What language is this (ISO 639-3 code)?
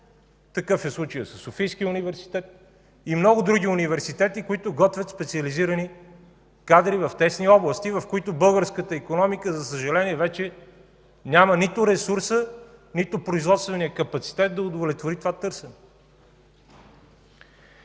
bul